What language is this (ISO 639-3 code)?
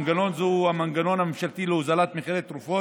heb